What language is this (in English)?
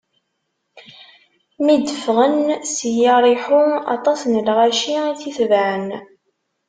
Kabyle